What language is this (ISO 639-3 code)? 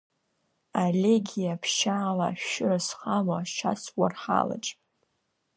abk